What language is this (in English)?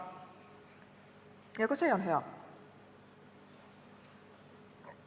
Estonian